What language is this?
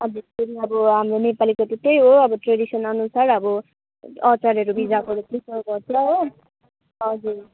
Nepali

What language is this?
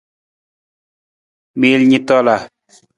Nawdm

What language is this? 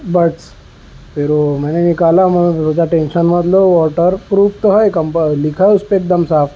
Urdu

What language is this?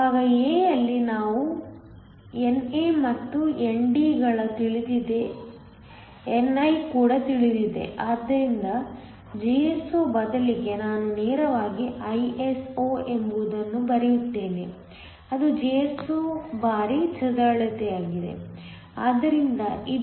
Kannada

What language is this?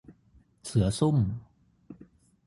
Thai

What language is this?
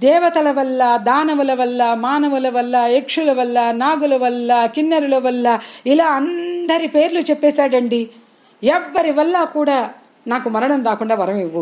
Telugu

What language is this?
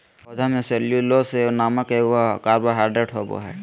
Magahi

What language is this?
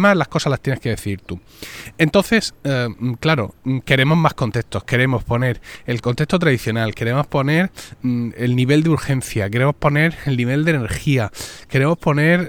Spanish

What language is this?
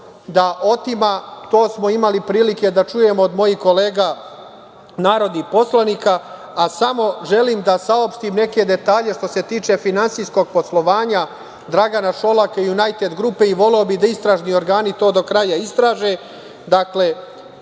Serbian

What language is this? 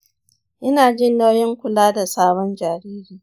Hausa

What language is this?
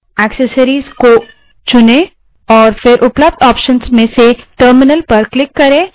Hindi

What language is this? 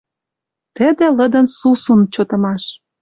Western Mari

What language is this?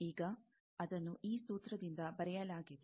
Kannada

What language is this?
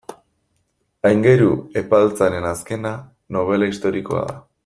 Basque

